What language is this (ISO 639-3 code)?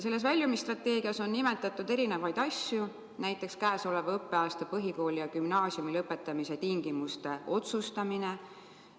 est